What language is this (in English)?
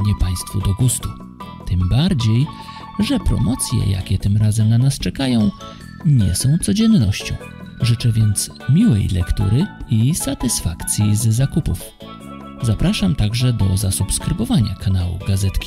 Polish